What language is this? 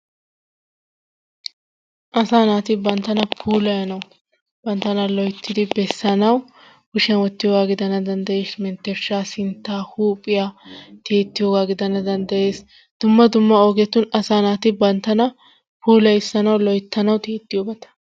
Wolaytta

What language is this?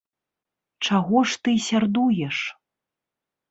Belarusian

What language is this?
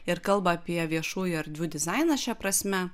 Lithuanian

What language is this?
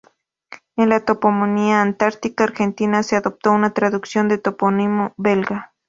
Spanish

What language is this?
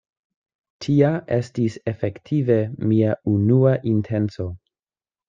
Esperanto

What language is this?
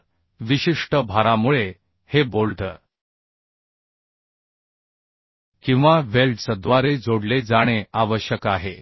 Marathi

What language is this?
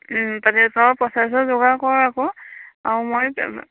Assamese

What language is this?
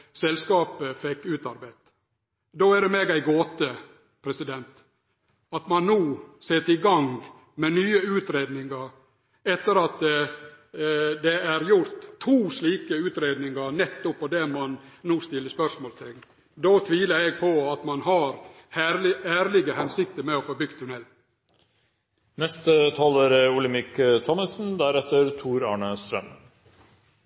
Norwegian Nynorsk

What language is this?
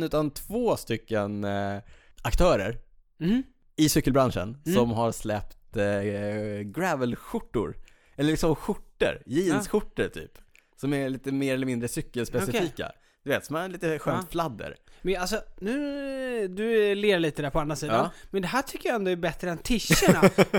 Swedish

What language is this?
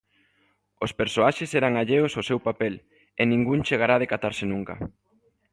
Galician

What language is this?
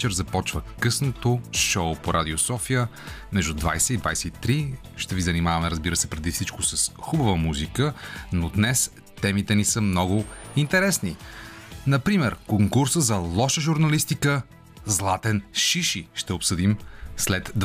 Bulgarian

